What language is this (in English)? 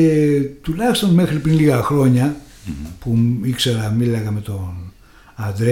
Greek